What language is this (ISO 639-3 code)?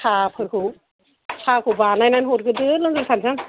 brx